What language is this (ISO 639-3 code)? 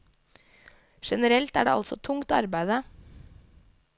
nor